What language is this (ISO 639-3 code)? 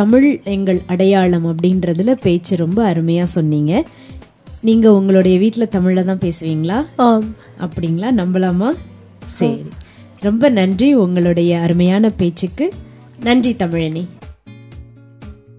tam